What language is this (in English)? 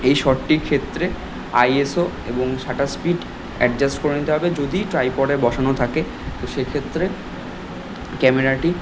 Bangla